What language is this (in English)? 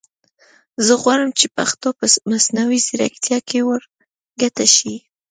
Pashto